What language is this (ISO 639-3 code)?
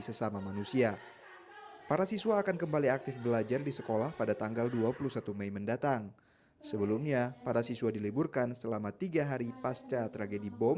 ind